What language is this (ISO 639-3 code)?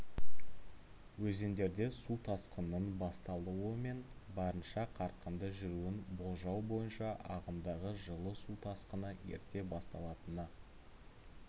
kaz